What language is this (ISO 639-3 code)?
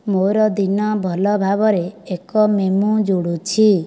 ori